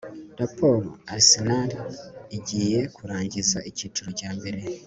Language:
Kinyarwanda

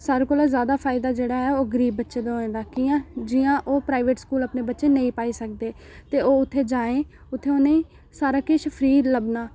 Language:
Dogri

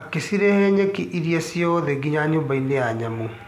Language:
Kikuyu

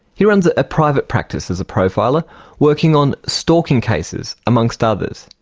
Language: English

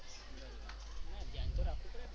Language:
Gujarati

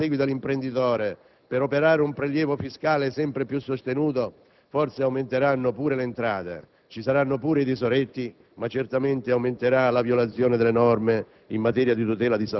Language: Italian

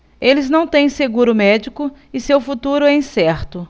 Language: Portuguese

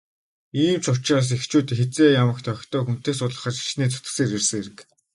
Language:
Mongolian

